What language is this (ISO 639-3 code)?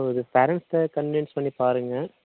tam